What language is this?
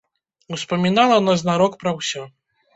Belarusian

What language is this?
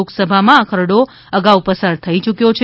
Gujarati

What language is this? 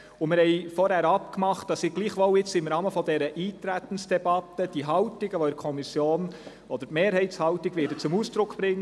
Swiss German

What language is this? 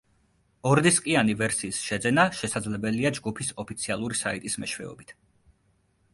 Georgian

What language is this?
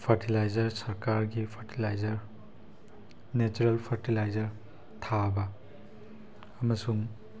Manipuri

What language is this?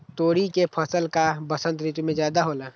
Magahi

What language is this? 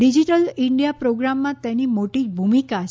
Gujarati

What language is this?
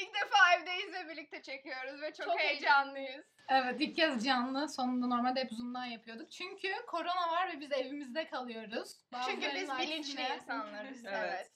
Turkish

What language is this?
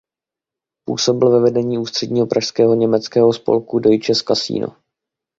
Czech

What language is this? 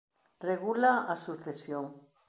Galician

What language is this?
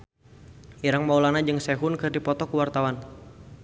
Sundanese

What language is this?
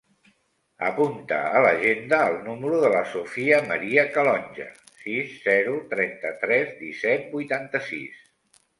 Catalan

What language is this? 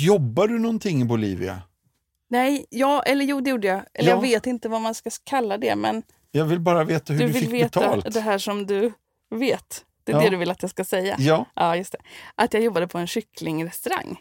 Swedish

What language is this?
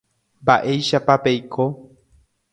Guarani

